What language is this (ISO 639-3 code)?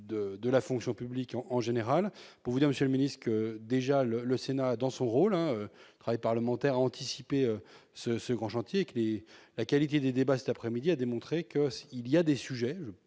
fra